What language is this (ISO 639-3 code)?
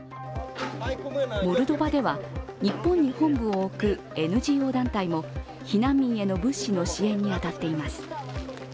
jpn